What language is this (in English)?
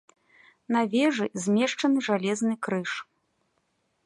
Belarusian